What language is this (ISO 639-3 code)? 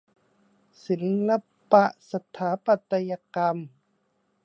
tha